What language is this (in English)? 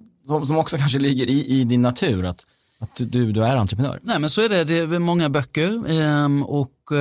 Swedish